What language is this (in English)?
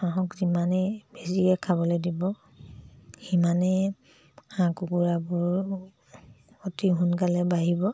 Assamese